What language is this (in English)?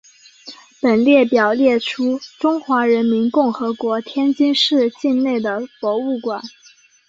Chinese